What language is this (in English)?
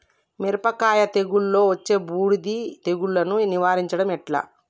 Telugu